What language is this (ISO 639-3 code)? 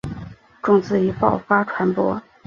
zho